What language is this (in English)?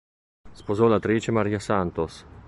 Italian